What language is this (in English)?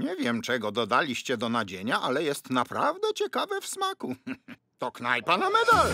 Polish